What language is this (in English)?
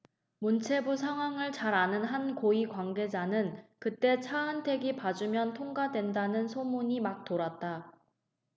Korean